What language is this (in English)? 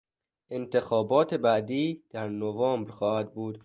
Persian